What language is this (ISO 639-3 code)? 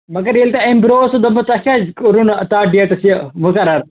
kas